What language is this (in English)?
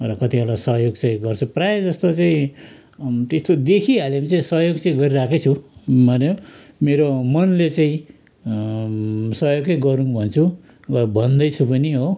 Nepali